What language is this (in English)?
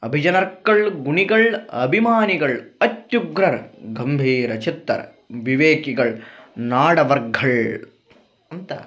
Kannada